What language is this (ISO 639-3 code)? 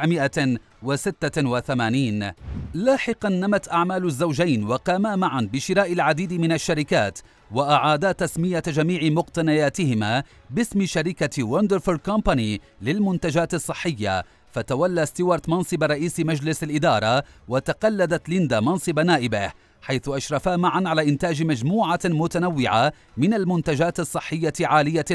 ara